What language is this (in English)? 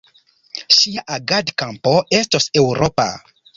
Esperanto